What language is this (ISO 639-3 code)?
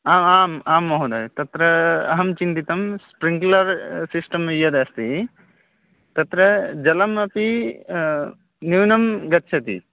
san